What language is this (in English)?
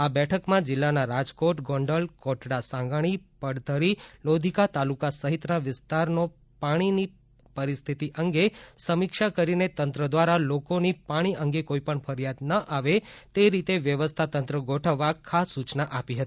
Gujarati